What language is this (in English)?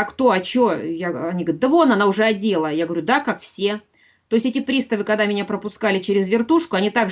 Russian